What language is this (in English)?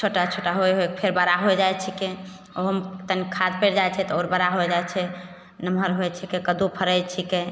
Maithili